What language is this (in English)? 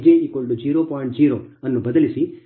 Kannada